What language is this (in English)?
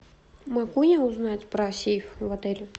Russian